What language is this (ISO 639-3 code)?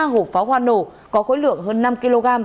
vie